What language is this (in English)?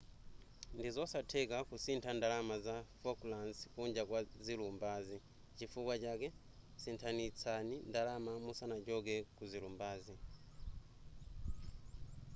Nyanja